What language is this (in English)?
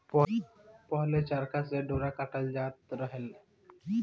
Bhojpuri